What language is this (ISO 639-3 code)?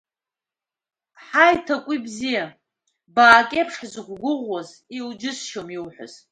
abk